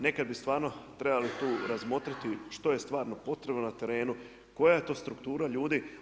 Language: Croatian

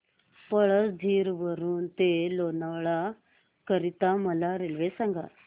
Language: Marathi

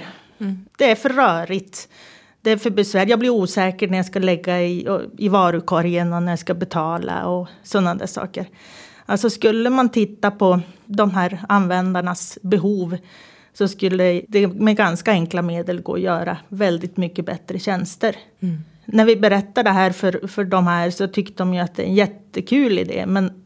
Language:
Swedish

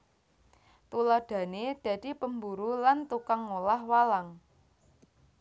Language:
Javanese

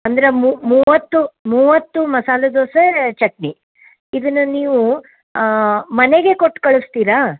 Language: Kannada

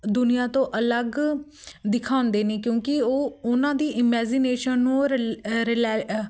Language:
Punjabi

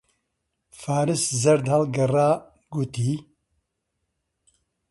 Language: Central Kurdish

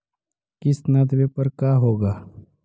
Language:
Magahi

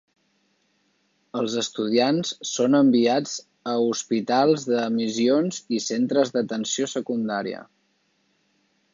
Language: Catalan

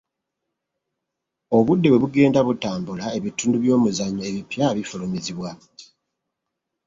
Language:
Ganda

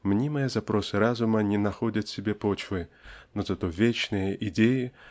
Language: Russian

